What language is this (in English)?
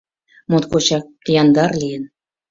Mari